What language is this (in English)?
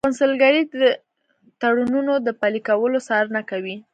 Pashto